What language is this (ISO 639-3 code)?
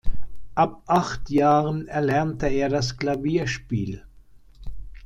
deu